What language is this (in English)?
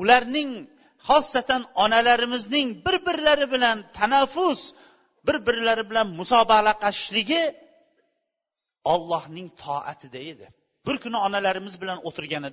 Bulgarian